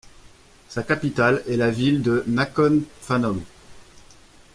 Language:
French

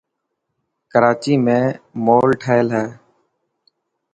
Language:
Dhatki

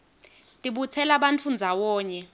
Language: Swati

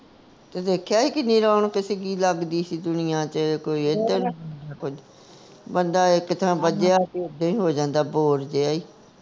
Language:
Punjabi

